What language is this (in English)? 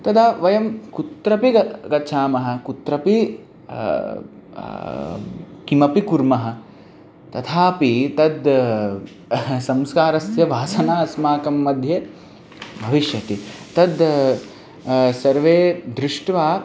Sanskrit